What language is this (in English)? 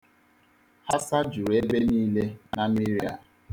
Igbo